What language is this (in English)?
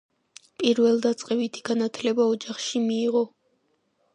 Georgian